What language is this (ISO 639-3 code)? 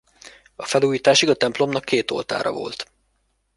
hun